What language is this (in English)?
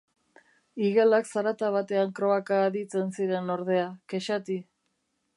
Basque